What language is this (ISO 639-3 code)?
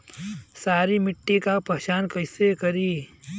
bho